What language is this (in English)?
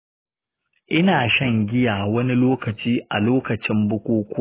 Hausa